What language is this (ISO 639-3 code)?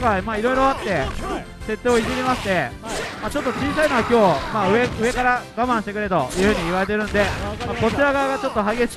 jpn